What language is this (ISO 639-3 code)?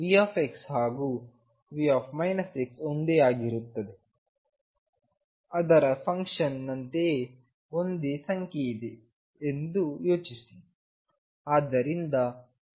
kan